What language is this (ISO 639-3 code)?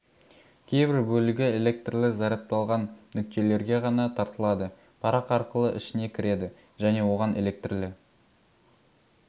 kaz